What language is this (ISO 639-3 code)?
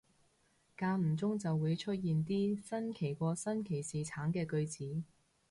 yue